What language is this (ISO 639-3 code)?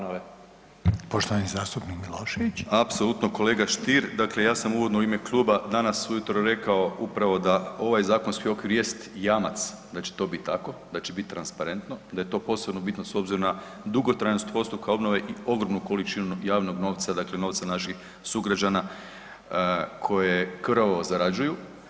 hrv